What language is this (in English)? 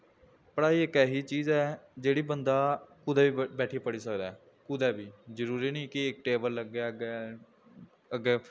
Dogri